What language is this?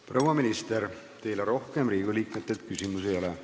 Estonian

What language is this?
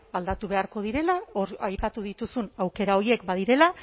Basque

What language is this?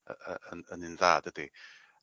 Welsh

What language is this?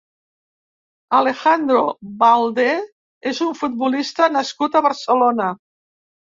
Catalan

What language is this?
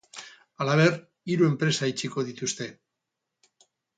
Basque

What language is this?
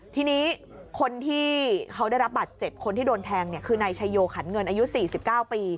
Thai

